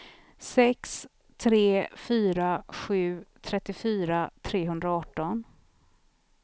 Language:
Swedish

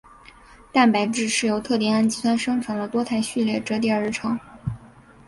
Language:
Chinese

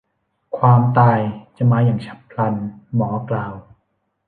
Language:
Thai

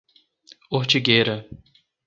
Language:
Portuguese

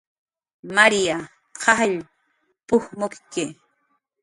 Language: Jaqaru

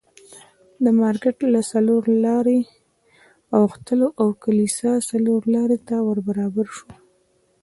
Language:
Pashto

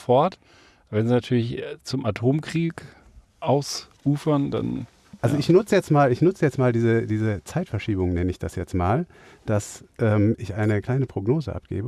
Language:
German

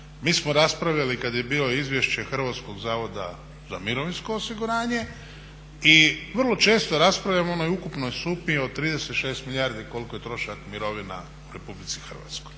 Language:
Croatian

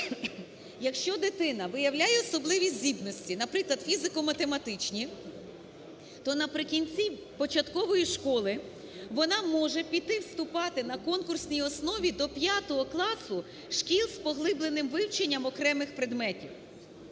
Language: Ukrainian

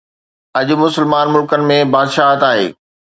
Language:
Sindhi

